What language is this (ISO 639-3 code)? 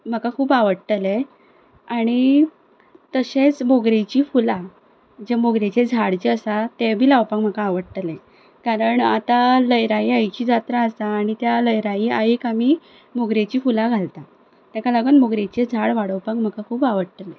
kok